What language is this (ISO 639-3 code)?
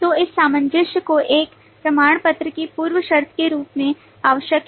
hin